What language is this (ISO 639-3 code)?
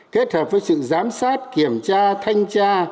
vie